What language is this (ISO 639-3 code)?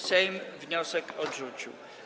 pol